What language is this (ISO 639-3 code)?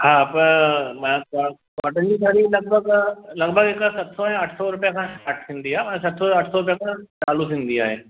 snd